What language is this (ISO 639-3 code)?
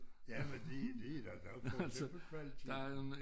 dan